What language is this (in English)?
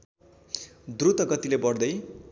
Nepali